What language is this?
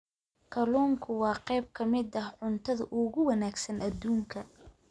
Somali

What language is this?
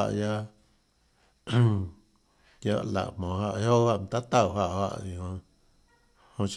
Tlacoatzintepec Chinantec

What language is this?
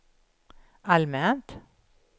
Swedish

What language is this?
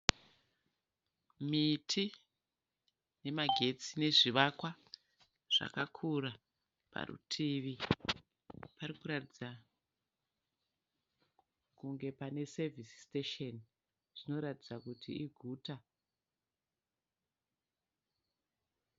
Shona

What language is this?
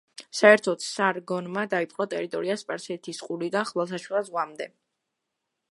Georgian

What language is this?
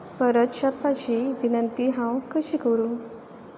Konkani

